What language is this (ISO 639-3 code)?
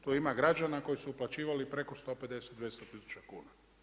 hrv